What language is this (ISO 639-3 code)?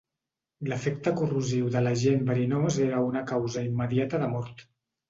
cat